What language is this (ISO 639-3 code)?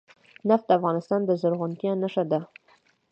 pus